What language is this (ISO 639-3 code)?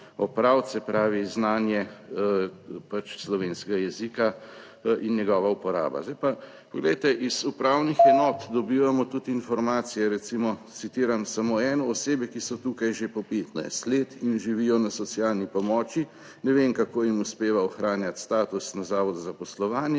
slv